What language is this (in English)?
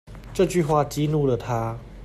Chinese